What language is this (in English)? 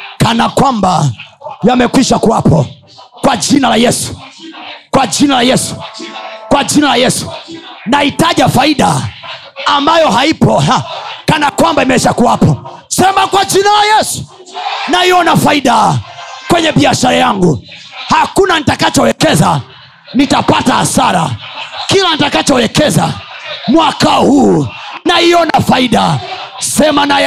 Swahili